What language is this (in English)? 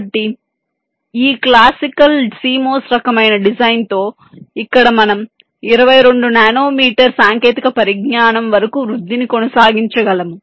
Telugu